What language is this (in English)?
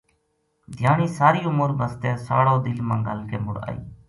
Gujari